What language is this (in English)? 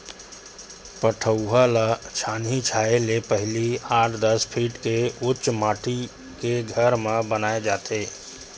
Chhattisgarhi